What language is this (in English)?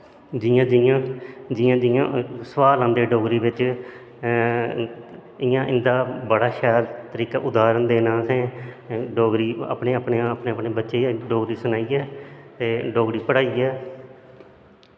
Dogri